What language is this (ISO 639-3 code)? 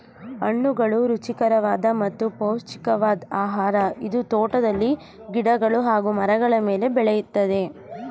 kan